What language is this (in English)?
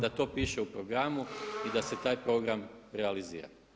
Croatian